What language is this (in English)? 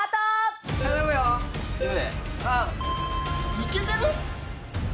Japanese